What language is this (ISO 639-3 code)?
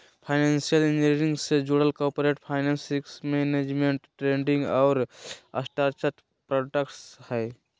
mag